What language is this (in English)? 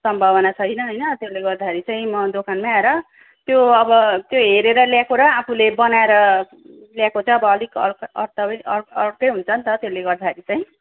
Nepali